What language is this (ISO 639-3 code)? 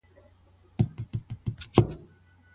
pus